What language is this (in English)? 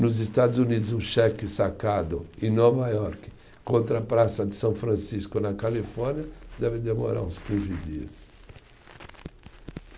Portuguese